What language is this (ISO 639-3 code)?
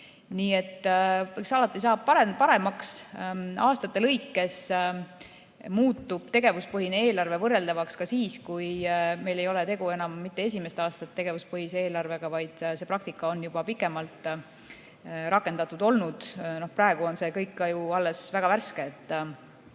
est